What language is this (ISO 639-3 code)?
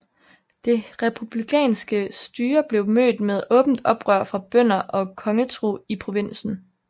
dan